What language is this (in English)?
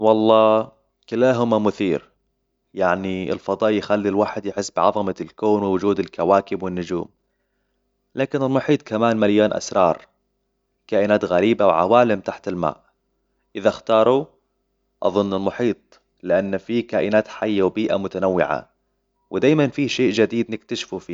Hijazi Arabic